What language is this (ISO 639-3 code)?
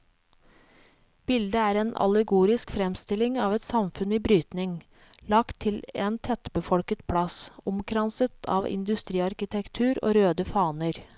nor